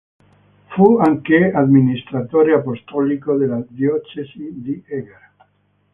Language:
Italian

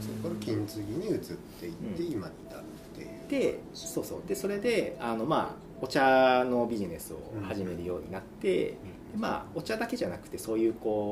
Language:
Japanese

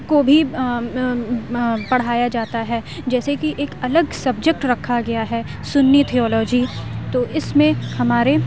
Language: Urdu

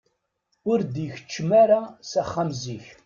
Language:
Kabyle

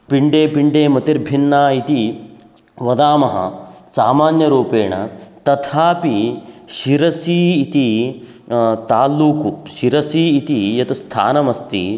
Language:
Sanskrit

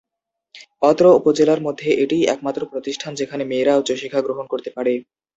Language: Bangla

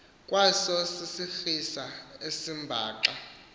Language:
Xhosa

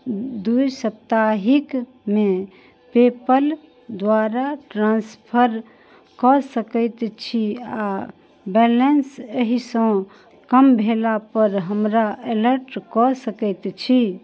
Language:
Maithili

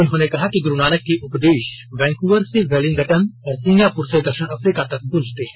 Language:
Hindi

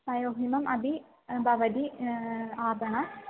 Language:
Sanskrit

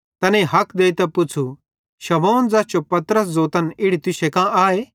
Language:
Bhadrawahi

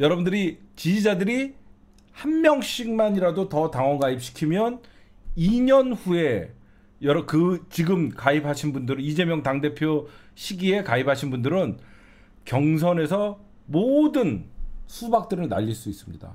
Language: Korean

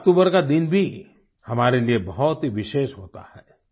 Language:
Hindi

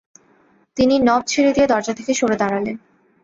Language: Bangla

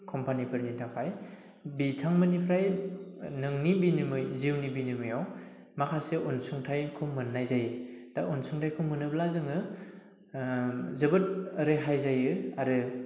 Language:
Bodo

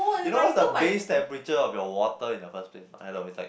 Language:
English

